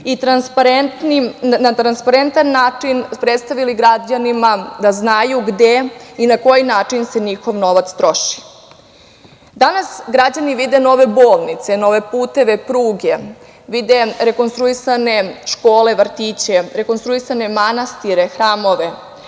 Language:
Serbian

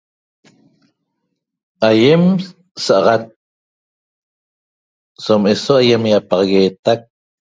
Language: Toba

